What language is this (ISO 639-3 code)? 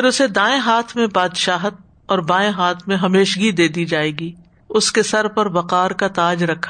urd